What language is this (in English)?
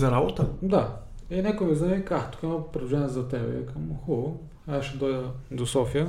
Bulgarian